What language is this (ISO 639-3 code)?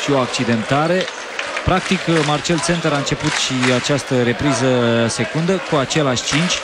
ron